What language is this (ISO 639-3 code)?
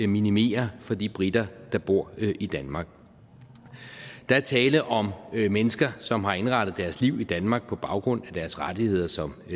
dan